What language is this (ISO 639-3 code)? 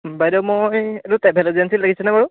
asm